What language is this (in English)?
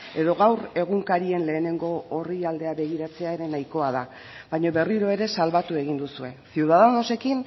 Basque